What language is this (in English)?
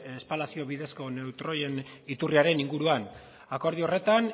Basque